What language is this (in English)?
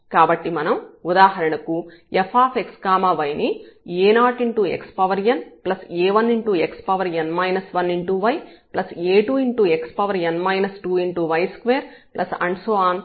Telugu